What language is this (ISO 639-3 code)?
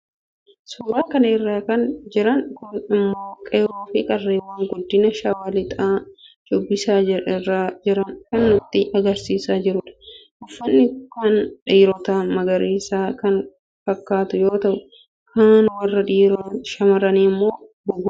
orm